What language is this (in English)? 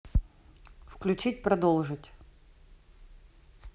Russian